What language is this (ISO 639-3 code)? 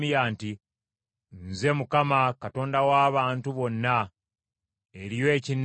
lug